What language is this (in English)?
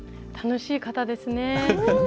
Japanese